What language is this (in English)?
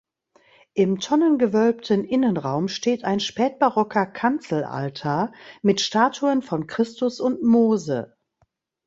German